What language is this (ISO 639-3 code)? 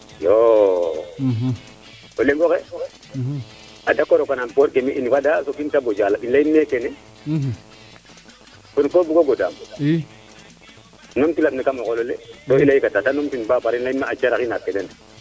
srr